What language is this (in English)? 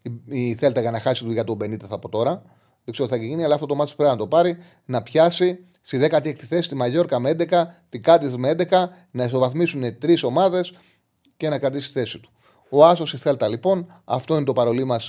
Greek